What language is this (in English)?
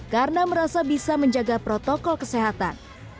Indonesian